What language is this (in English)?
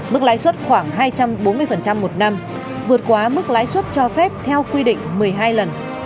Vietnamese